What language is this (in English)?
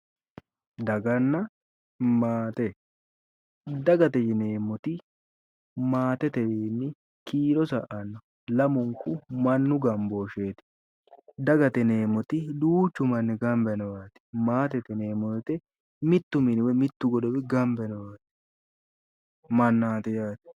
Sidamo